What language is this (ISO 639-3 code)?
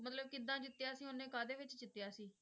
pan